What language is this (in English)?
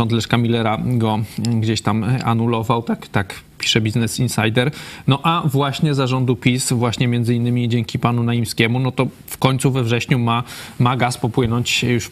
Polish